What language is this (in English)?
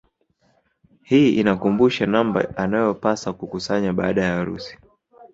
Swahili